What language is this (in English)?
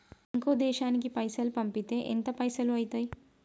Telugu